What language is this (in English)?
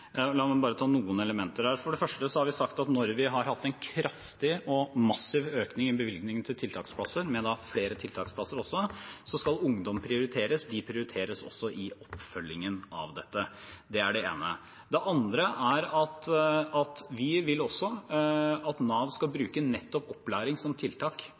Norwegian Bokmål